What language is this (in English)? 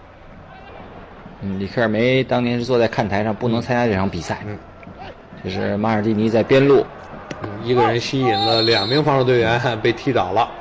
Chinese